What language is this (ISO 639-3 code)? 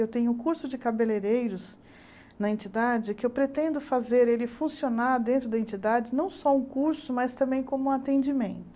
por